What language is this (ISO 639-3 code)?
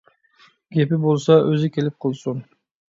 uig